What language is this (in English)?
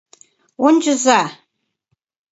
Mari